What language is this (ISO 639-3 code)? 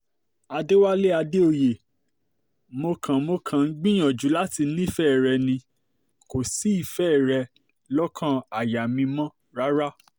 yor